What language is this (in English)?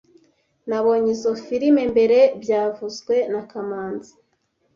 Kinyarwanda